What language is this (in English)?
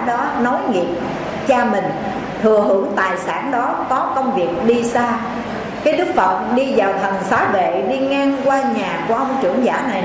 Vietnamese